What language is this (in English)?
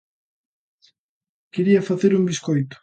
Galician